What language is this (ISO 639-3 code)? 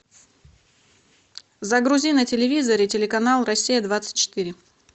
rus